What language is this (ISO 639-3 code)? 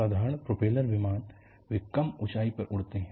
hin